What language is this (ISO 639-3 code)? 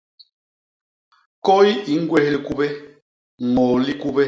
bas